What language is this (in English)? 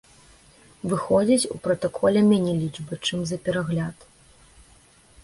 Belarusian